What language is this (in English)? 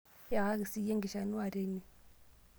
Masai